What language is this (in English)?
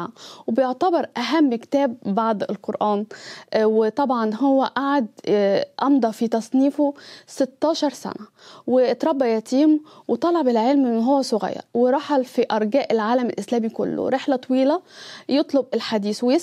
Arabic